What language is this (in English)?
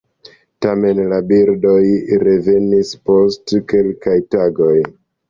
Esperanto